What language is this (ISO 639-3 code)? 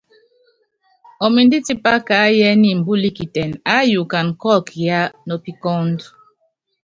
yav